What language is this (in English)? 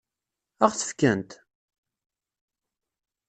Kabyle